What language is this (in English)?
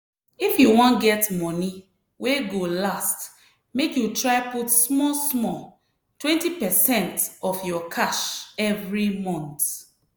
Nigerian Pidgin